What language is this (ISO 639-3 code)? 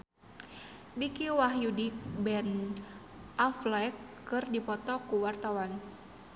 sun